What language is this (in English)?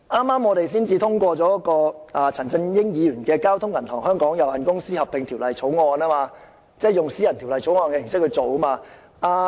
Cantonese